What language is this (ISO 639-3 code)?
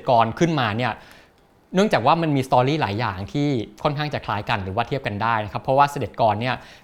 tha